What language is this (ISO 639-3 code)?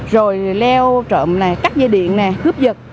vie